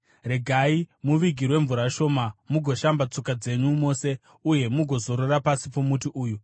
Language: Shona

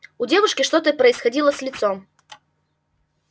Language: Russian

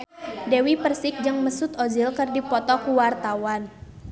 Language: Sundanese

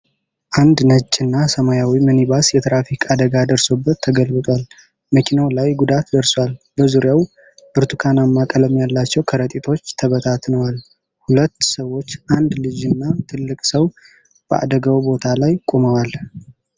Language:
Amharic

